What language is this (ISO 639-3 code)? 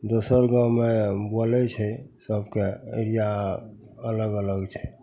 mai